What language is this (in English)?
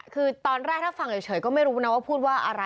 Thai